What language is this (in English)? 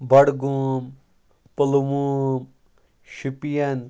Kashmiri